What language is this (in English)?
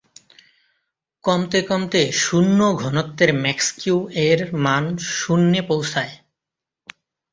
Bangla